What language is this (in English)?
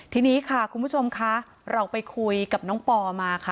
Thai